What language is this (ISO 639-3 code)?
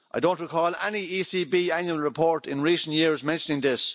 eng